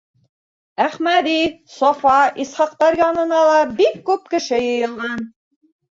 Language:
Bashkir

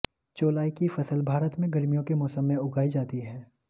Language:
Hindi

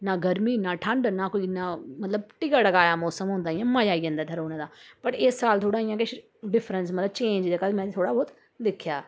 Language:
Dogri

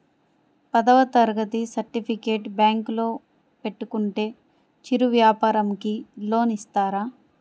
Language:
Telugu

